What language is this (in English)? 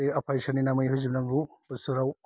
Bodo